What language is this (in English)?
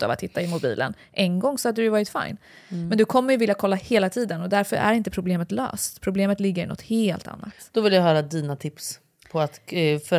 Swedish